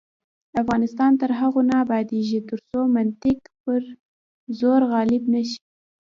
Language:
Pashto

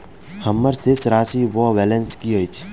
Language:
Maithili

